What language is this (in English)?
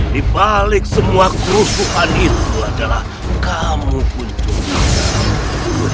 Indonesian